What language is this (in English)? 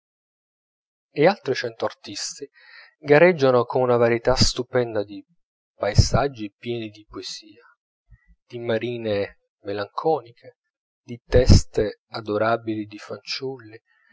Italian